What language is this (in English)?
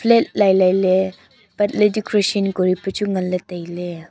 Wancho Naga